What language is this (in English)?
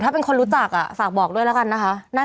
Thai